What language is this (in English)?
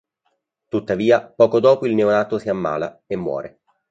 Italian